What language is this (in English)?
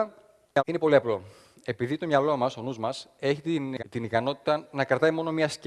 Greek